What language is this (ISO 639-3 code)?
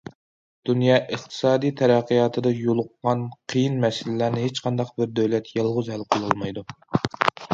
uig